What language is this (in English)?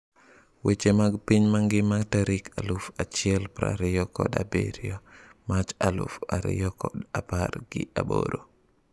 Luo (Kenya and Tanzania)